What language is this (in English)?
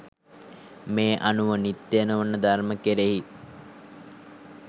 Sinhala